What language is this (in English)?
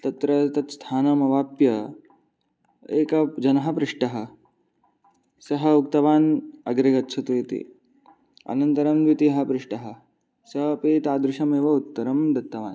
Sanskrit